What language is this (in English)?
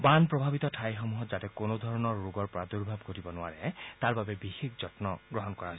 Assamese